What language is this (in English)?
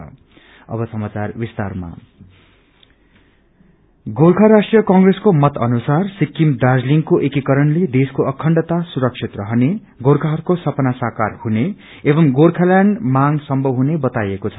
Nepali